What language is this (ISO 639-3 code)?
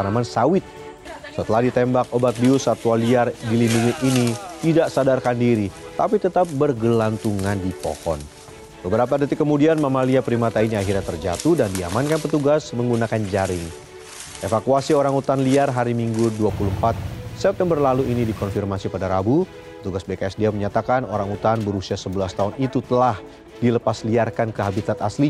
ind